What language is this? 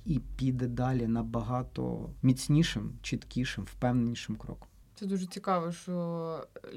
Ukrainian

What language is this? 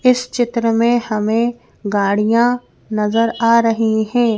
Hindi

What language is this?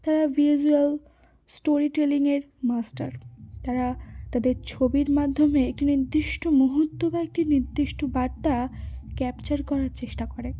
Bangla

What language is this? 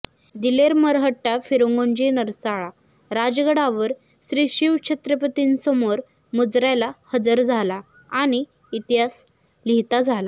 Marathi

